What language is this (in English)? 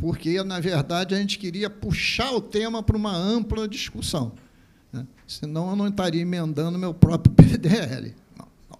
Portuguese